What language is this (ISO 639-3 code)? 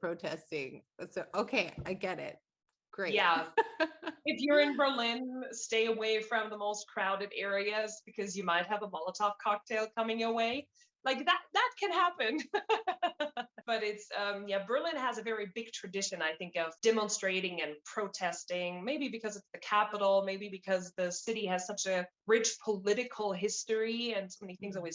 eng